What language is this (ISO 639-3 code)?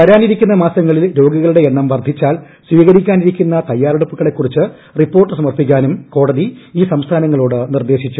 mal